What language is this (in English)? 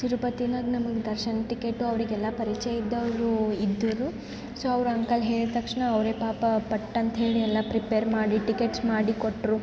Kannada